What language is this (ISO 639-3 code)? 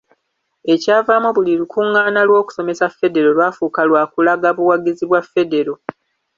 lug